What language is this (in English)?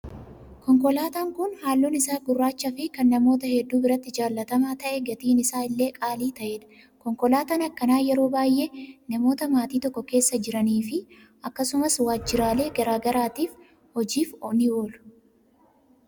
Oromo